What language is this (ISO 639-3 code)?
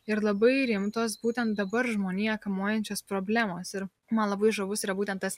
lit